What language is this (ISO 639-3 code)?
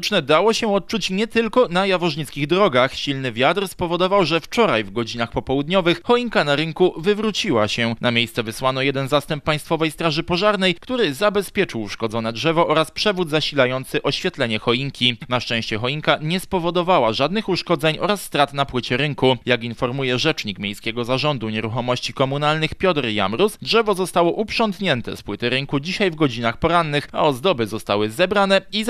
pol